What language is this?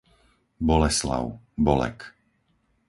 Slovak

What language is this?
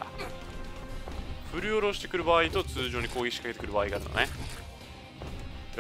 Japanese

